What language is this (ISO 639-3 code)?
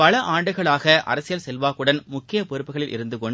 tam